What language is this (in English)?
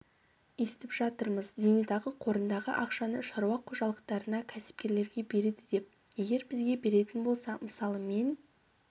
Kazakh